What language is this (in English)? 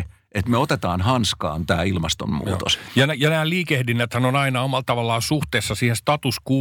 Finnish